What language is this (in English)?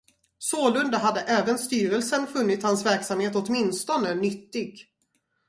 Swedish